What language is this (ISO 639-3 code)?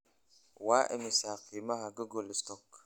som